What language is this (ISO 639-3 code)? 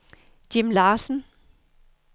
dan